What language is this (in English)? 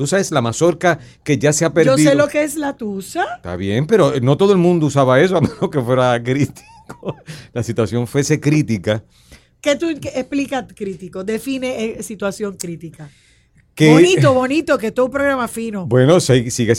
Spanish